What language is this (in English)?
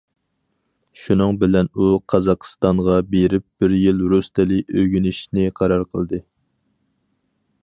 Uyghur